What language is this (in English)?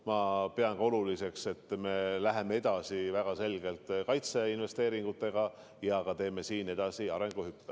Estonian